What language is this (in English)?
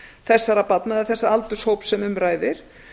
Icelandic